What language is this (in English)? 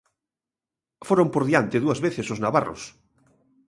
Galician